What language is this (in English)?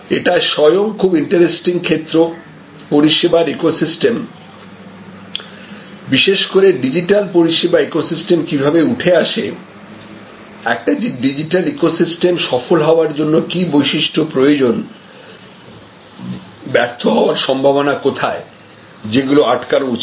Bangla